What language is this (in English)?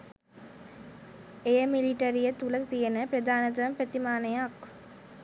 Sinhala